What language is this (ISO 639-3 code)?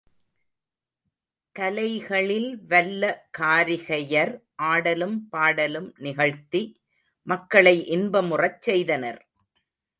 tam